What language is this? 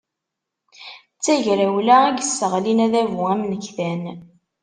Kabyle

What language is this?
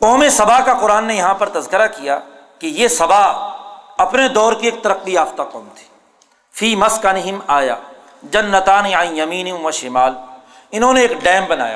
Urdu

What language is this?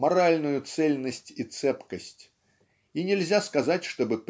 Russian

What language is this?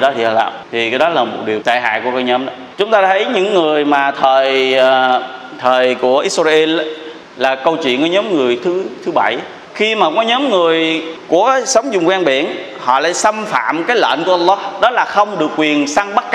Vietnamese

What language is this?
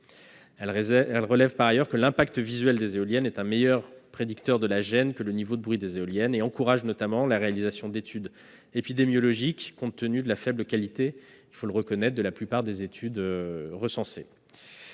French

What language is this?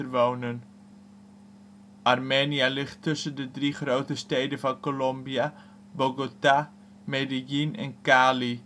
Dutch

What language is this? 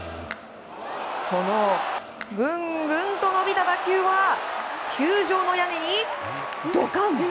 Japanese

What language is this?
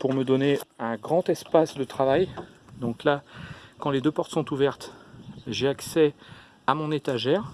French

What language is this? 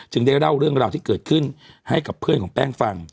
Thai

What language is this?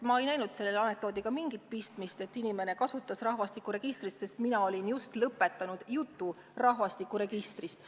Estonian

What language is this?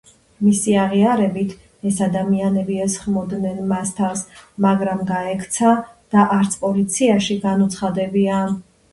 Georgian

